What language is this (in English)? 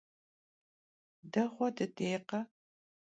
Kabardian